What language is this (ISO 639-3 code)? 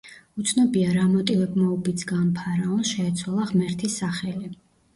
kat